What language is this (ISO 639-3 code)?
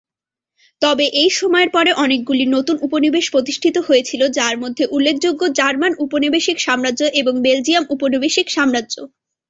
ben